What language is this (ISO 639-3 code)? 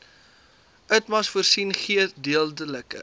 afr